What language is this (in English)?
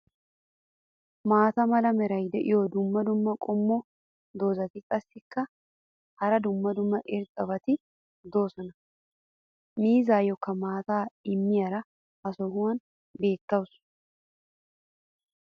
Wolaytta